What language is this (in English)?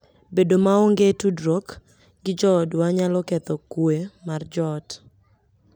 Luo (Kenya and Tanzania)